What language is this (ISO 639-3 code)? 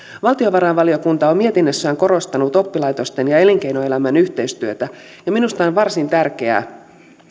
fin